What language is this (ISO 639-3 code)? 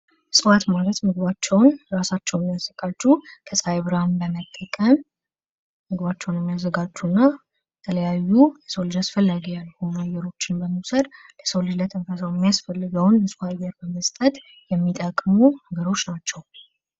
amh